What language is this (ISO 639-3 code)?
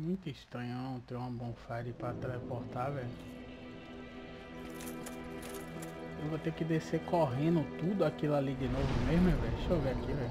por